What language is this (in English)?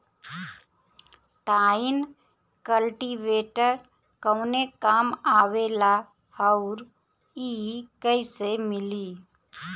Bhojpuri